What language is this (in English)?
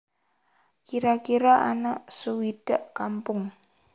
Javanese